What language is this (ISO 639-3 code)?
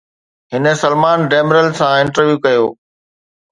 snd